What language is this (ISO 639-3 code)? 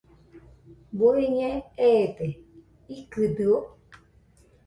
hux